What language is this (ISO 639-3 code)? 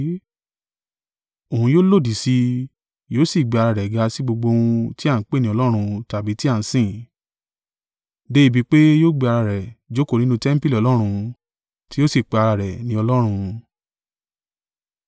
yor